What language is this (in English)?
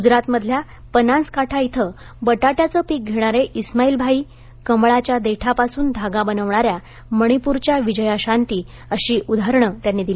Marathi